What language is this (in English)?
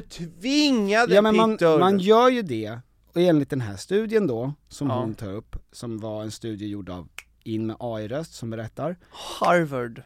Swedish